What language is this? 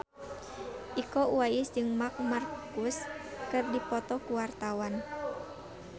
Sundanese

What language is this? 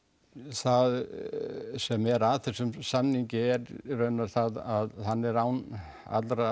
Icelandic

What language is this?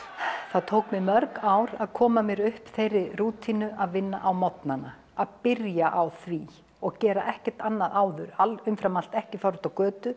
Icelandic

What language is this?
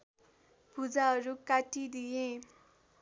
Nepali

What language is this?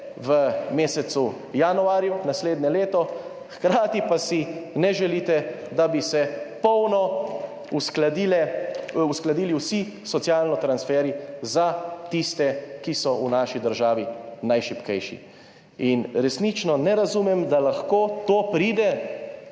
Slovenian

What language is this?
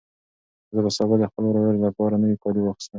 Pashto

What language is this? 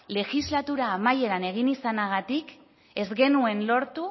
Basque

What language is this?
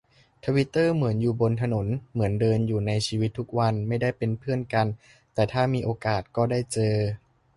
Thai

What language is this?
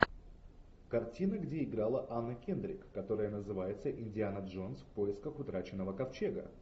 Russian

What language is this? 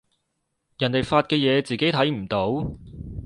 Cantonese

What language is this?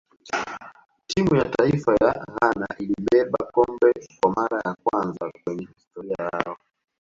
Swahili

